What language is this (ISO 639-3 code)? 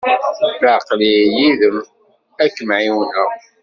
kab